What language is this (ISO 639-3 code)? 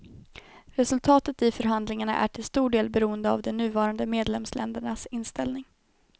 swe